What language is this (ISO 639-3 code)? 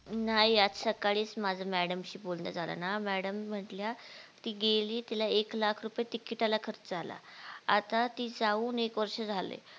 mar